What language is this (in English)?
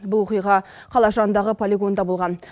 Kazakh